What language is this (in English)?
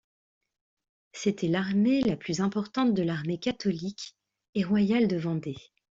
French